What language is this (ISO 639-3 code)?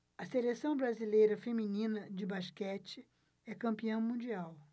por